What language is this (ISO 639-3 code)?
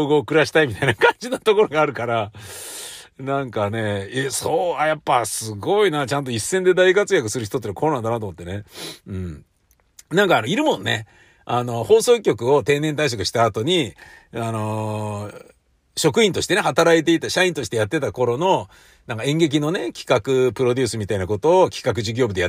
jpn